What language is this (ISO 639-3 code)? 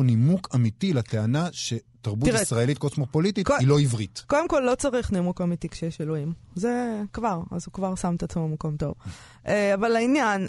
heb